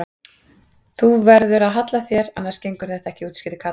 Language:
Icelandic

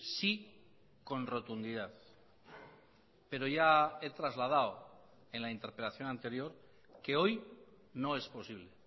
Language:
Spanish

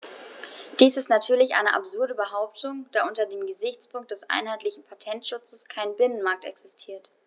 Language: German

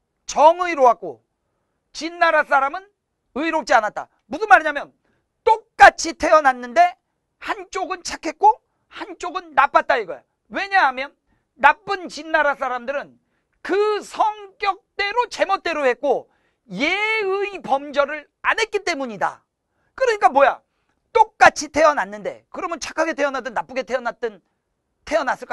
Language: Korean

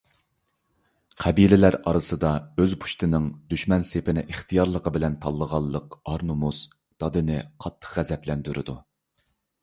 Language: Uyghur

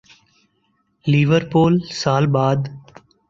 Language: Urdu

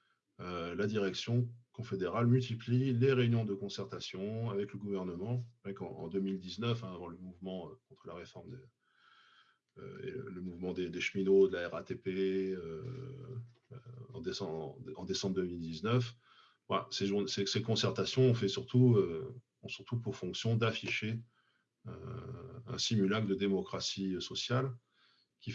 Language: French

